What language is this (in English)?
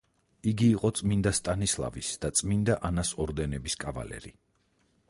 Georgian